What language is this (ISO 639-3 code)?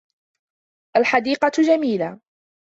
ara